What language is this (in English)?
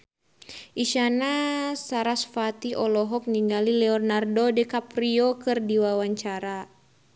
Sundanese